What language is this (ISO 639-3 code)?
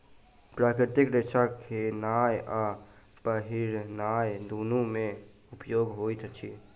mai